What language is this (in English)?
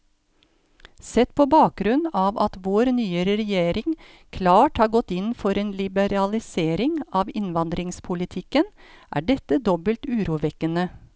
Norwegian